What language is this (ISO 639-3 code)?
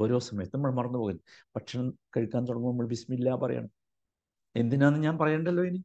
mal